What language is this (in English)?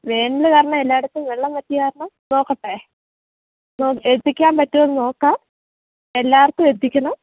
Malayalam